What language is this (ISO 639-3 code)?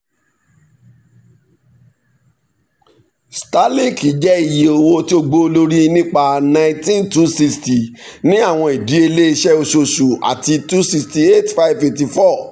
yor